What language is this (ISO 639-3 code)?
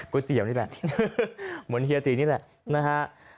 tha